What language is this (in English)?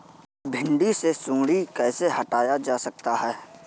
Hindi